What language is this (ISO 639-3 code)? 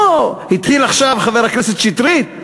heb